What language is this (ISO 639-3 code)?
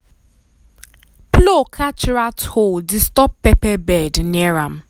pcm